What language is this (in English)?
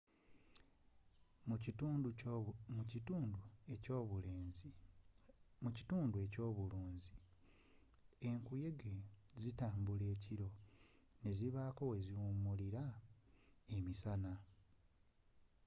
Ganda